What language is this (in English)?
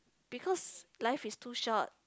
English